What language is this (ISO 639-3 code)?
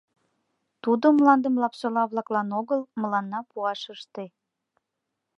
chm